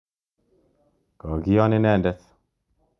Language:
Kalenjin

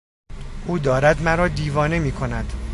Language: Persian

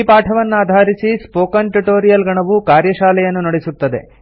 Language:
Kannada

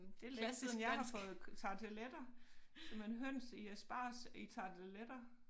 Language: Danish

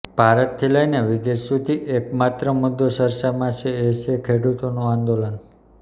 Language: Gujarati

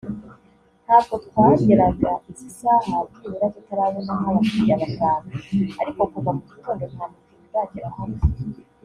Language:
Kinyarwanda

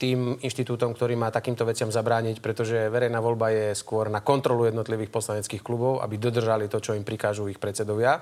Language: Slovak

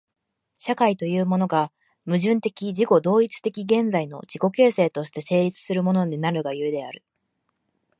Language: Japanese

